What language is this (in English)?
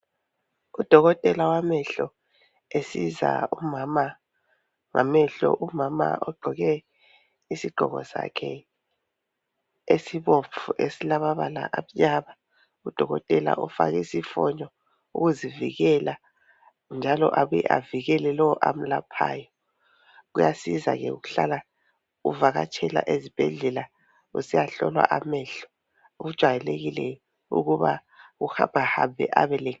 North Ndebele